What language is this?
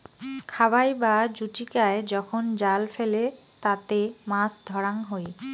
Bangla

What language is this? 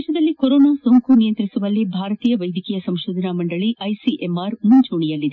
Kannada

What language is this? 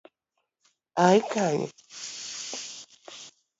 Luo (Kenya and Tanzania)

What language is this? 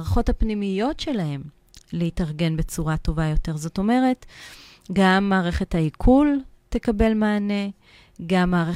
Hebrew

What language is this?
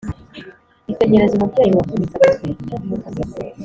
Kinyarwanda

